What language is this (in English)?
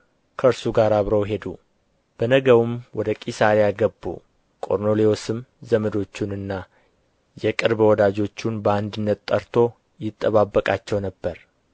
Amharic